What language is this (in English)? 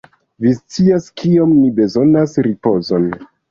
Esperanto